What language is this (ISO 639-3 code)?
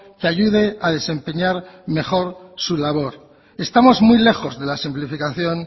spa